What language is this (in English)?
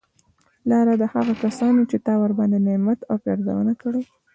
Pashto